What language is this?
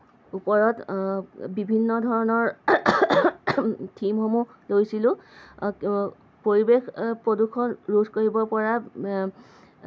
Assamese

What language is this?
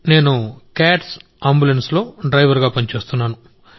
Telugu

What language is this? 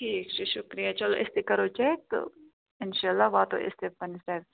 Kashmiri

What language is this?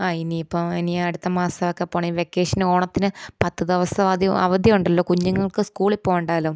Malayalam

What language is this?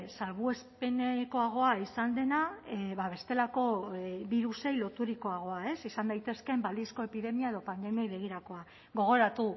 Basque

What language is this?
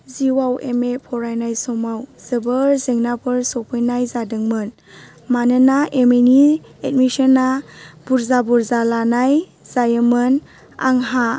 Bodo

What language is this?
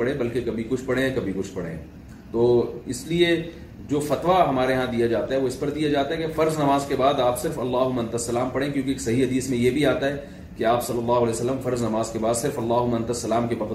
Urdu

